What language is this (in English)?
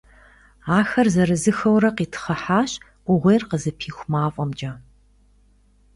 Kabardian